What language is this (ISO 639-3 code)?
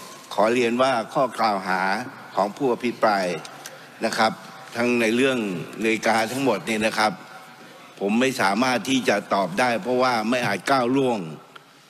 tha